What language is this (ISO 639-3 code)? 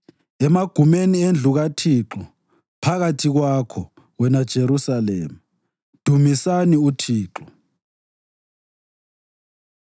nde